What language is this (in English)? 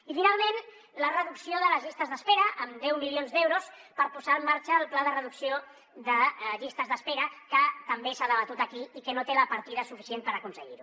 Catalan